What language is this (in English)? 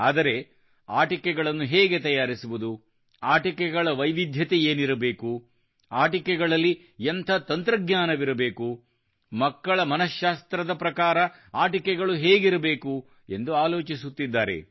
Kannada